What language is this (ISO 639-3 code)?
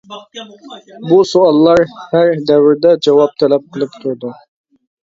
uig